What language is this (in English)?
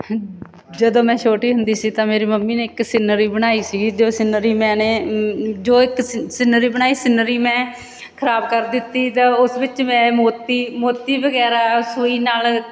Punjabi